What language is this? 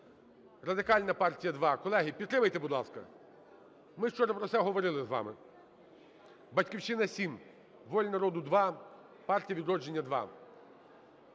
Ukrainian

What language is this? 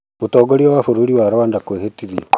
Kikuyu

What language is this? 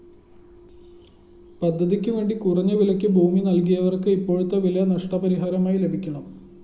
Malayalam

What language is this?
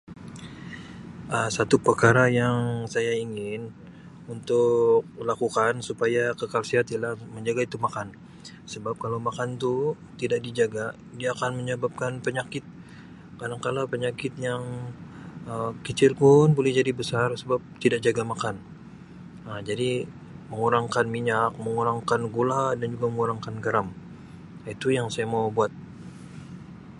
Sabah Malay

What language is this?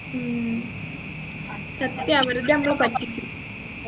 Malayalam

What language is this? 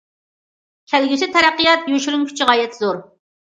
Uyghur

